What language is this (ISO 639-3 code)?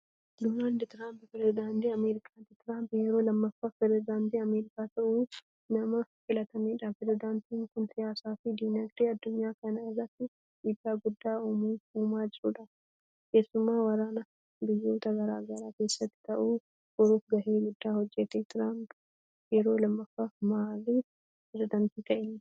orm